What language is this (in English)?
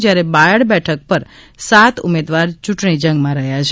Gujarati